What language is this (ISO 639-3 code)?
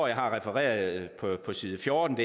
dan